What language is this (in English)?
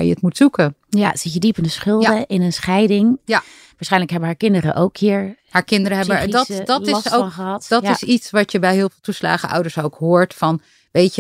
Dutch